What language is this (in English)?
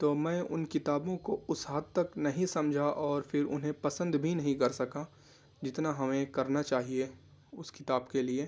Urdu